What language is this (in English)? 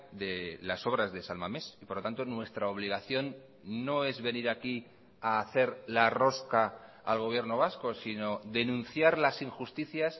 Spanish